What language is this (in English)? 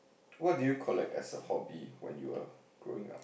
English